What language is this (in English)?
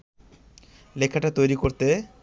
Bangla